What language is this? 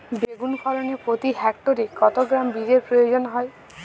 Bangla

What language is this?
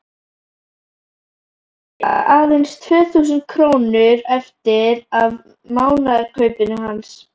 Icelandic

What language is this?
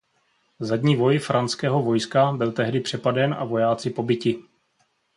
Czech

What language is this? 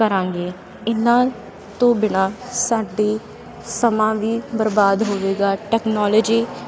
Punjabi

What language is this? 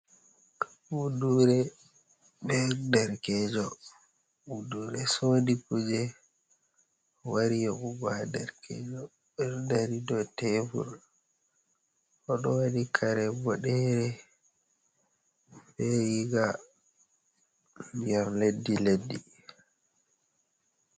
Fula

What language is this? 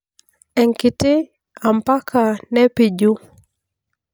Masai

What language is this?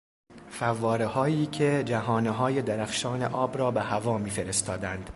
Persian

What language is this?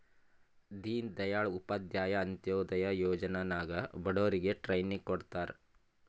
Kannada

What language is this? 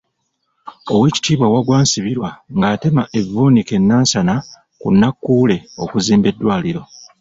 Ganda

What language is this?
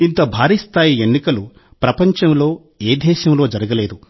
Telugu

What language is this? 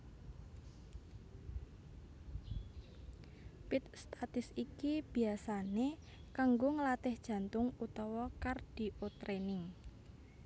Javanese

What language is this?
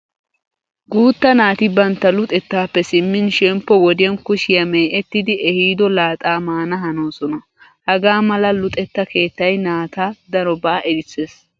Wolaytta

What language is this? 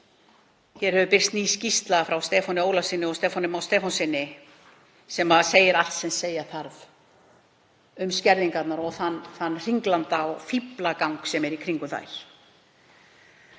Icelandic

